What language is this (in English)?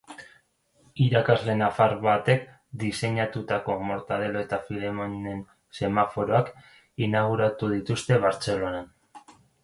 Basque